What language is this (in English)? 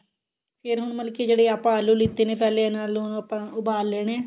Punjabi